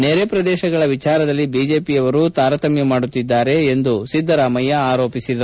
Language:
Kannada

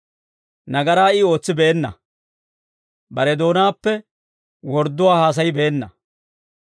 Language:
Dawro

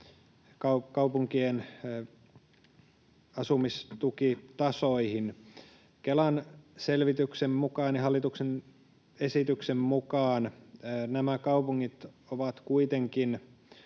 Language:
Finnish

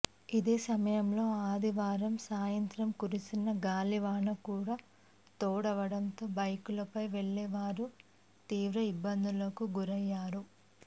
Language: Telugu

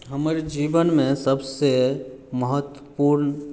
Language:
Maithili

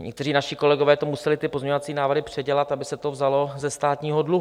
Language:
Czech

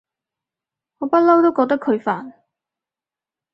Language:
Cantonese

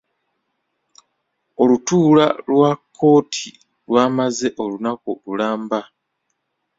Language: Ganda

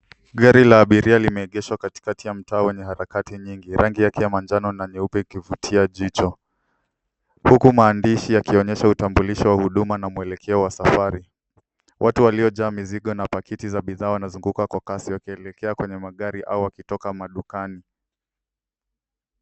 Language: Swahili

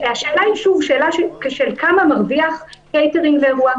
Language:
Hebrew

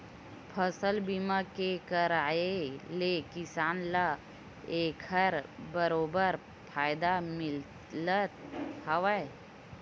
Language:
Chhattisgarhi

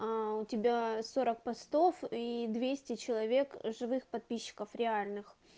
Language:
Russian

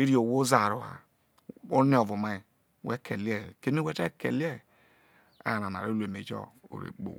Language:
Isoko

